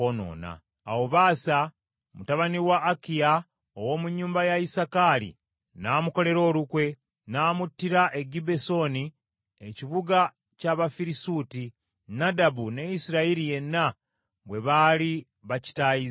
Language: Ganda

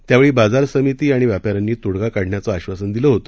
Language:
Marathi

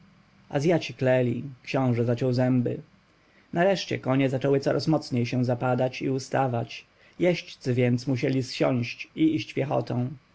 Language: Polish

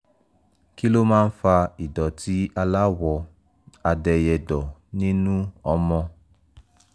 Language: Yoruba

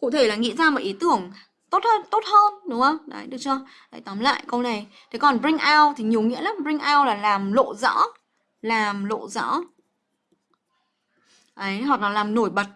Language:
Vietnamese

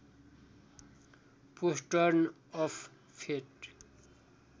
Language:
Nepali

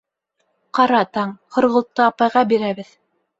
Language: Bashkir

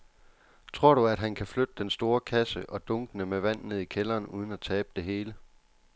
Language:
Danish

